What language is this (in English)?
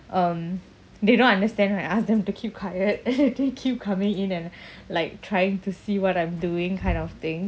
English